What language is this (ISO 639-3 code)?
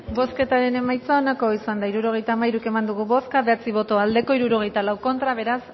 eus